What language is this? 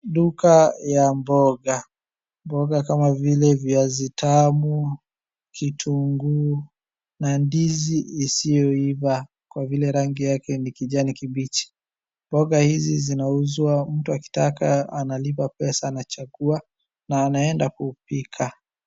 Swahili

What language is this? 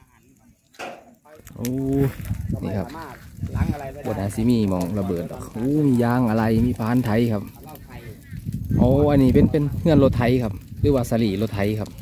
Thai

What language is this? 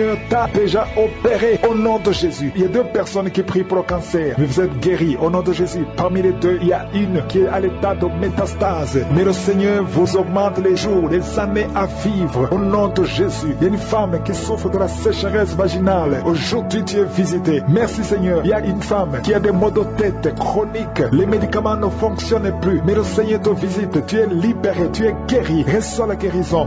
French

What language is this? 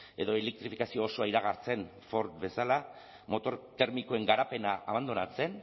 Basque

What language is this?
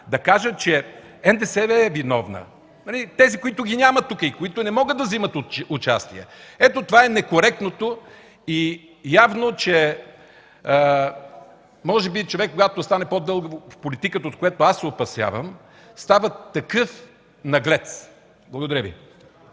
Bulgarian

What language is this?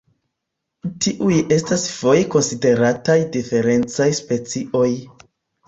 Esperanto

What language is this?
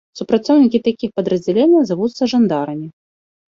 Belarusian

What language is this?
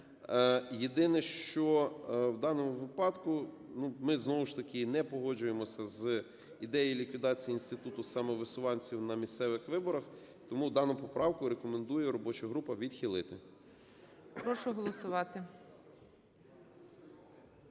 Ukrainian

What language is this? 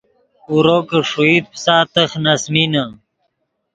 Yidgha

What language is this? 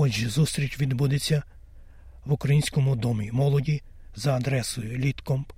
Ukrainian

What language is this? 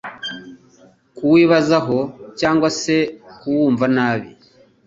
Kinyarwanda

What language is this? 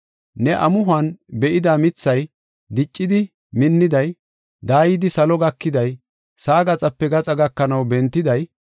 Gofa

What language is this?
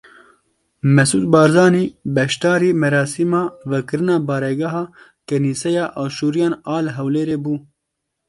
Kurdish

